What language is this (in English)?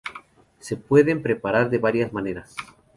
Spanish